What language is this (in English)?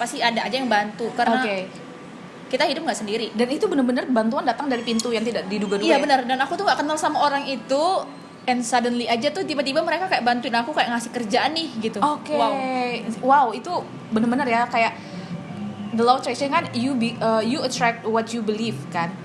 Indonesian